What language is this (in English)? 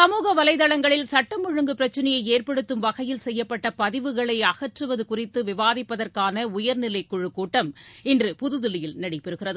Tamil